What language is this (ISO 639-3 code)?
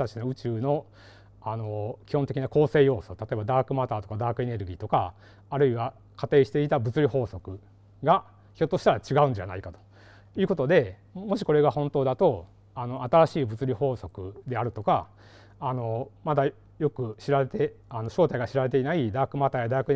jpn